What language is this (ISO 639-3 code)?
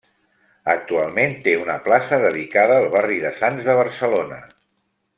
cat